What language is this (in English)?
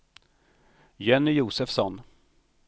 Swedish